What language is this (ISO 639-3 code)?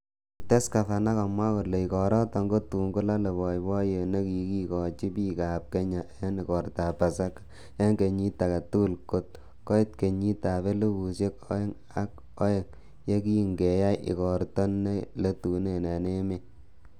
kln